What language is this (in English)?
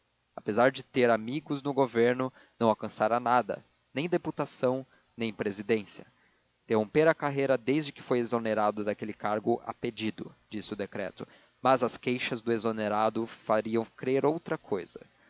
Portuguese